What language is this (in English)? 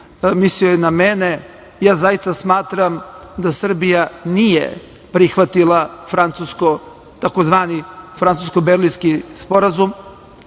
Serbian